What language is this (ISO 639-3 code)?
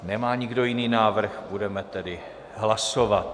ces